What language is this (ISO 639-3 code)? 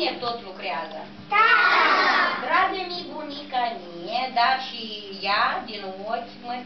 ron